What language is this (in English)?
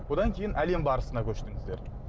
Kazakh